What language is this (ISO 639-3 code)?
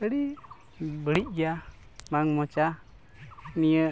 sat